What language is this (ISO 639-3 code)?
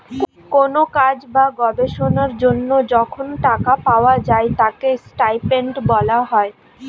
ben